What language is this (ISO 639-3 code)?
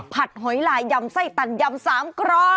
tha